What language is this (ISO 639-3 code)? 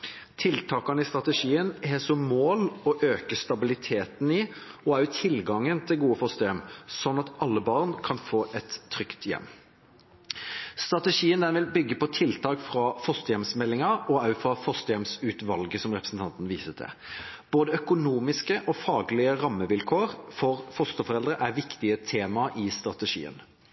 nob